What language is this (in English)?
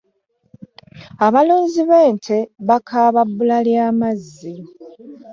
Ganda